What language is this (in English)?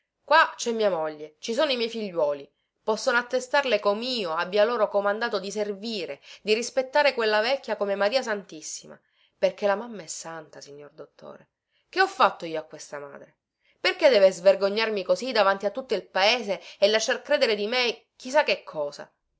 Italian